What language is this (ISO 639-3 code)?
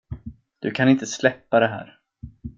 swe